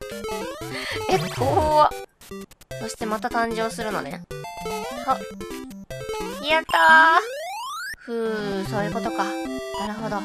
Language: Japanese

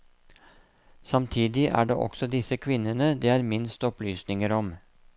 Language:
Norwegian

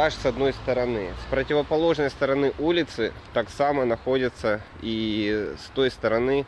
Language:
Russian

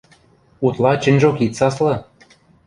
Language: Western Mari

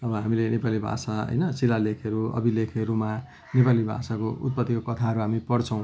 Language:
Nepali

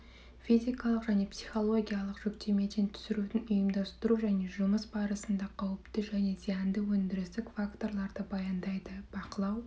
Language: Kazakh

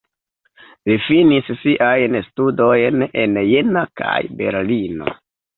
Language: Esperanto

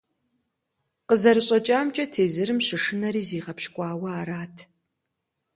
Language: Kabardian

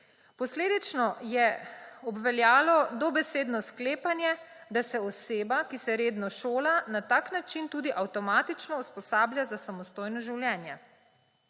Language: Slovenian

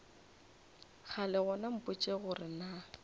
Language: Northern Sotho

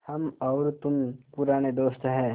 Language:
Hindi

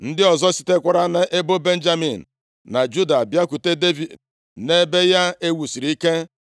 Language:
Igbo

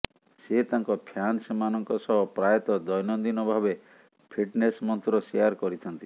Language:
Odia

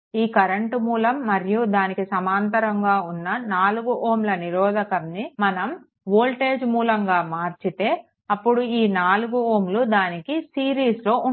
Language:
Telugu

